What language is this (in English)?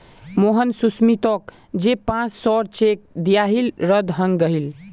Magahi